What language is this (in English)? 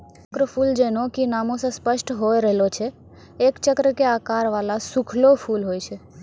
Maithili